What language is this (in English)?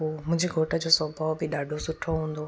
Sindhi